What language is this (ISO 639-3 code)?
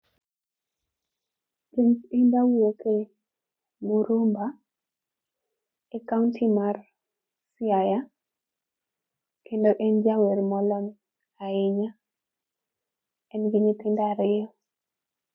luo